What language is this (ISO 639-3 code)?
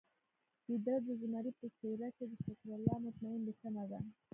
pus